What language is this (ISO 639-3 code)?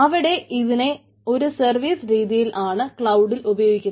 mal